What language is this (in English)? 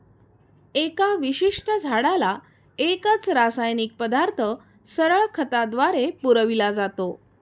Marathi